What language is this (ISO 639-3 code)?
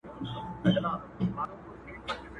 pus